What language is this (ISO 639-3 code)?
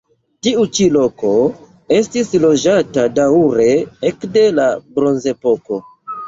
epo